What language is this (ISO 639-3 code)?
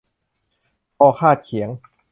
tha